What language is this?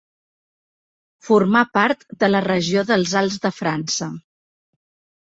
Catalan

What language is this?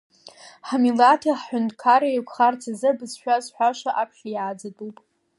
Abkhazian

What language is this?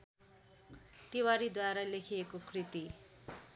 Nepali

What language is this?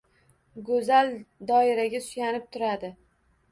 Uzbek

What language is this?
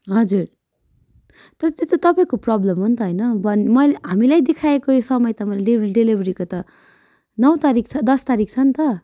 Nepali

